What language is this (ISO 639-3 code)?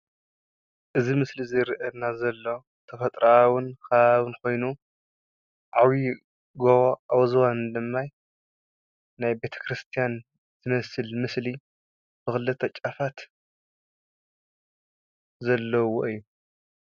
tir